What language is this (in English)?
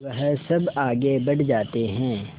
Hindi